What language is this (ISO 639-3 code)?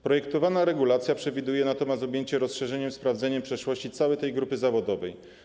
pol